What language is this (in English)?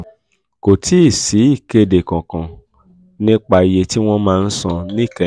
Yoruba